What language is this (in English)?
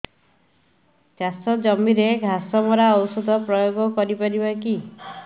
Odia